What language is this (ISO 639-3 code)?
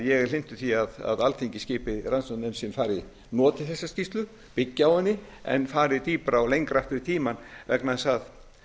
isl